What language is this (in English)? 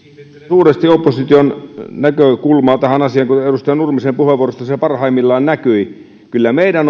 Finnish